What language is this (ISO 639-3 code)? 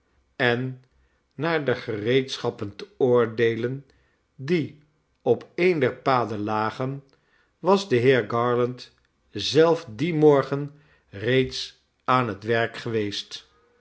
nld